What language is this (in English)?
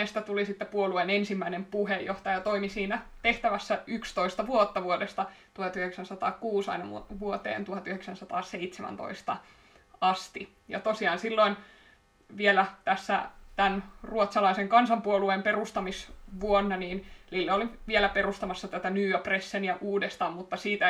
Finnish